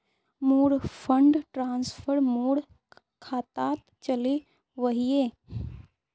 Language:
Magahi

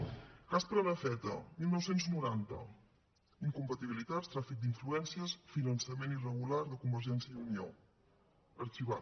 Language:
Catalan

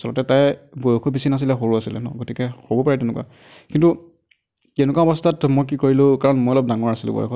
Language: Assamese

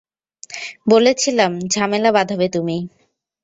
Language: Bangla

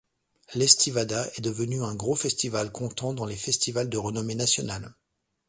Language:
French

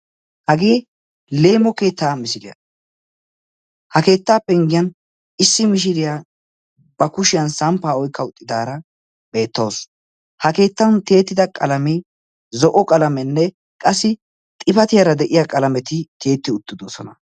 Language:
Wolaytta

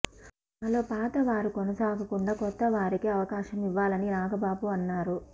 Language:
Telugu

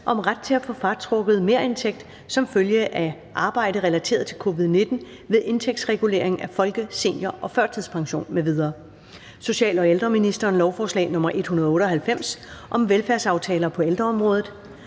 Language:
Danish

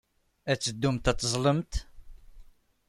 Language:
Kabyle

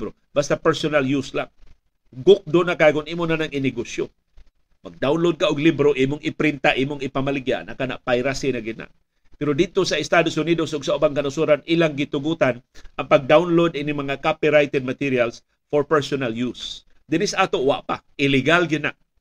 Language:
Filipino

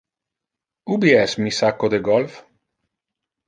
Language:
Interlingua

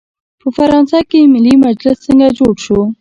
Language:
Pashto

